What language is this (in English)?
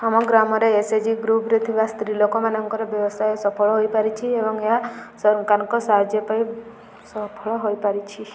Odia